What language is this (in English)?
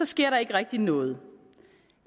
Danish